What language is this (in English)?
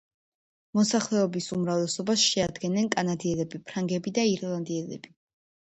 Georgian